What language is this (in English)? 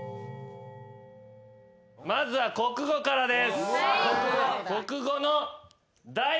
Japanese